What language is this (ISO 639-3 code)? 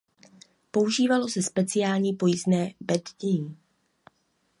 ces